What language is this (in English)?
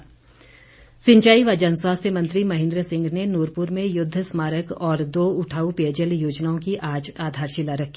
Hindi